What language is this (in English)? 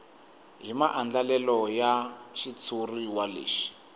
Tsonga